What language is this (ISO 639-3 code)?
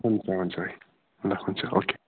nep